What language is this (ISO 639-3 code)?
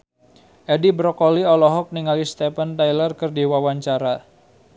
sun